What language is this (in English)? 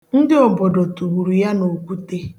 Igbo